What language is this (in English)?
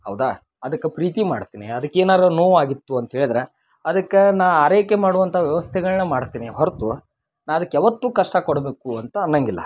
Kannada